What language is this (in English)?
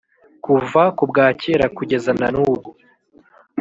Kinyarwanda